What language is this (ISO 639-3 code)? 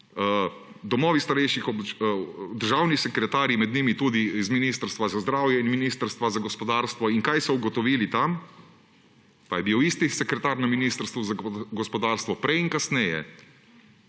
slv